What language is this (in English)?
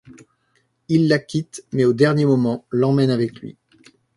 French